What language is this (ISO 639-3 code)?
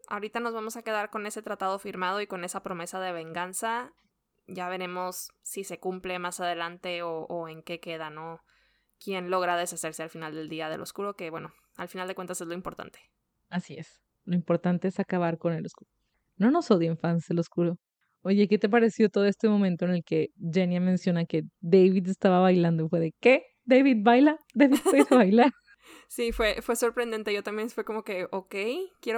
spa